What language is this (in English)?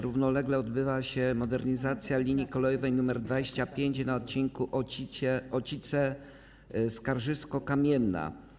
Polish